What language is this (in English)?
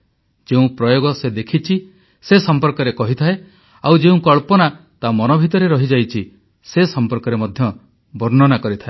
Odia